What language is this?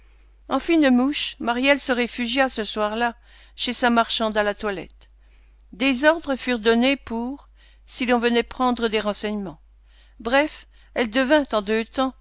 French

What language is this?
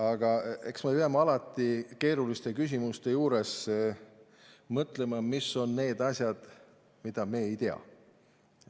Estonian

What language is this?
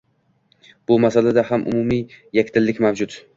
Uzbek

